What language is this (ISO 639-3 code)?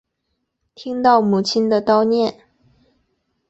zho